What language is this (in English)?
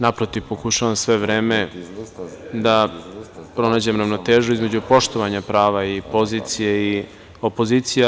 Serbian